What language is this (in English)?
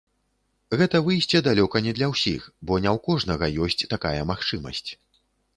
Belarusian